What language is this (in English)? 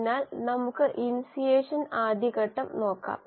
Malayalam